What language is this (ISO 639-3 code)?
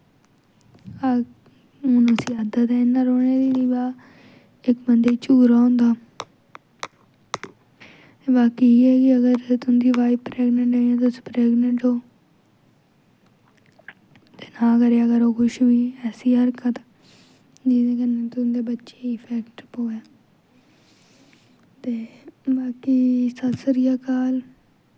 doi